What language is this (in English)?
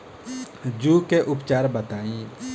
Bhojpuri